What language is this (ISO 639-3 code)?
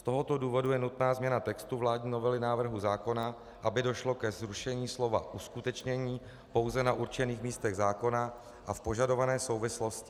ces